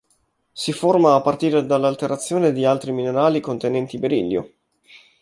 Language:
Italian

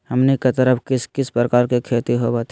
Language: Magahi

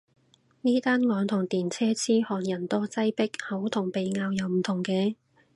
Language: Cantonese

